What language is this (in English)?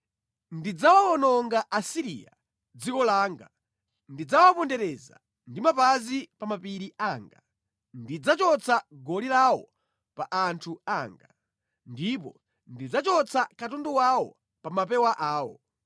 Nyanja